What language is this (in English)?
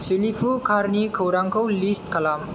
Bodo